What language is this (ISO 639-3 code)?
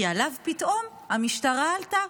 heb